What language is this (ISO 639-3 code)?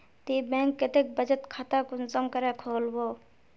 mag